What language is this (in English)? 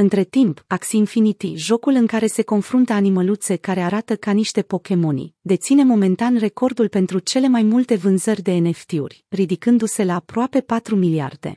Romanian